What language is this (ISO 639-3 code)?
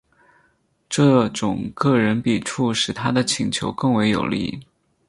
zho